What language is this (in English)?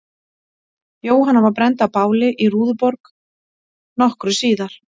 Icelandic